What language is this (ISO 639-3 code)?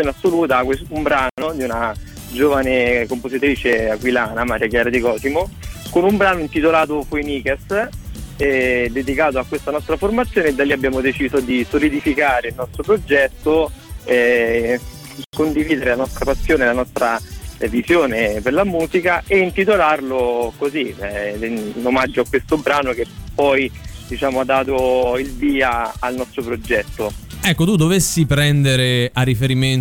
ita